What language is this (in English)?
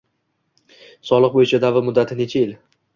Uzbek